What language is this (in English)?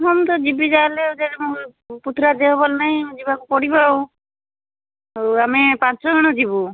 Odia